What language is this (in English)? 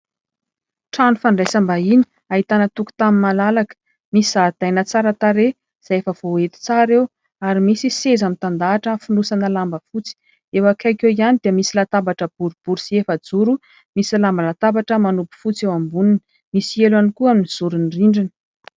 Malagasy